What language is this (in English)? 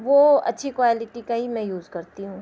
Urdu